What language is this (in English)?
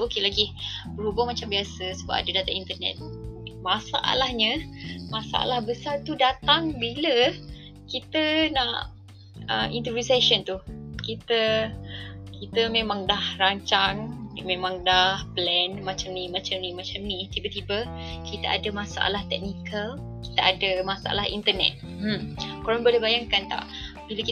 Malay